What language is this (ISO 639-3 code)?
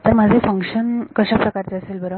mar